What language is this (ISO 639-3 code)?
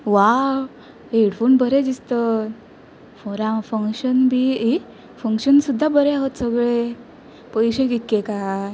kok